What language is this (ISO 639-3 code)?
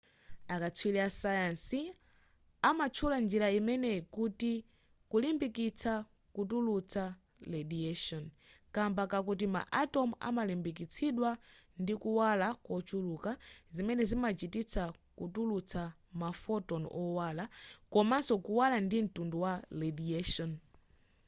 nya